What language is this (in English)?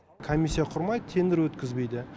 Kazakh